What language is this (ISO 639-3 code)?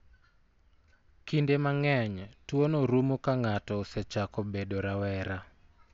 luo